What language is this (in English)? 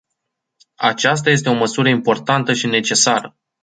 Romanian